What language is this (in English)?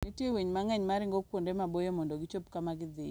Luo (Kenya and Tanzania)